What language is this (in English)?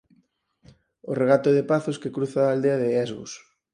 Galician